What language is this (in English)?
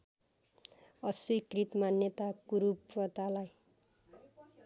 Nepali